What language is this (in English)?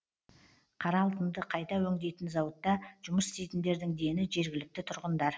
Kazakh